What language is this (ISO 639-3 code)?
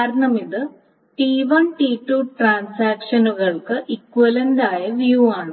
mal